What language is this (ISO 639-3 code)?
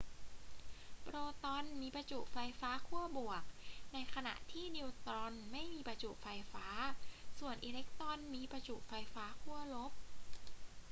tha